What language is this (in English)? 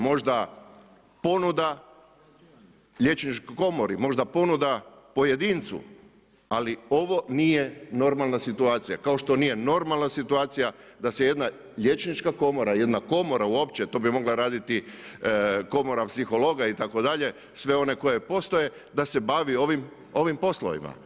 Croatian